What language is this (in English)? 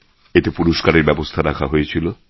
Bangla